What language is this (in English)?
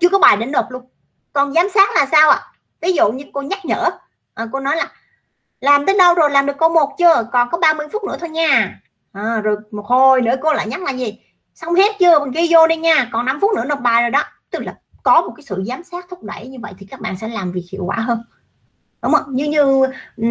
Vietnamese